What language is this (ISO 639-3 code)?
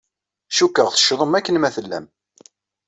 kab